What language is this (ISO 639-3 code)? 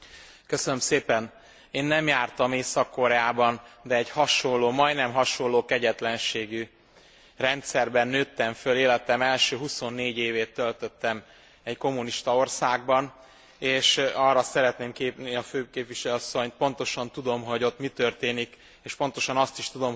hun